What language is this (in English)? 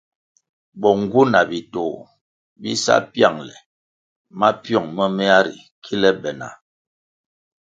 Kwasio